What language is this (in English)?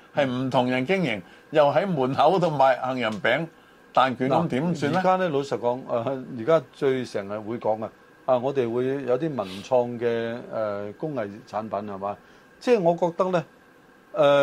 Chinese